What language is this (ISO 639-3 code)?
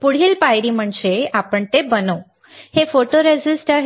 mar